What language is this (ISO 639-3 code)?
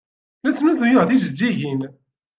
kab